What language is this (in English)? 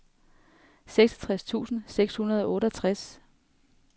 Danish